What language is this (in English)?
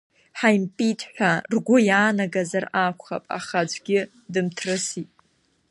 Abkhazian